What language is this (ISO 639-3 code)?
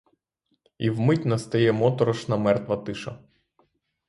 ukr